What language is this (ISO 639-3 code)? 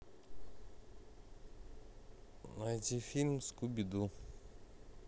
rus